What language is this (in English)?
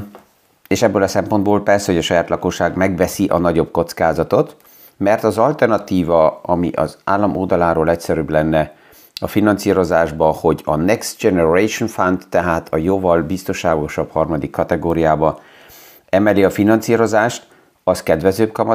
Hungarian